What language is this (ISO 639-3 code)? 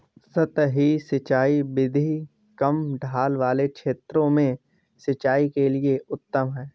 hin